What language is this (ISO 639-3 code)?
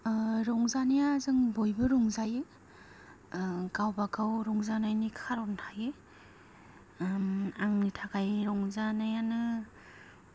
brx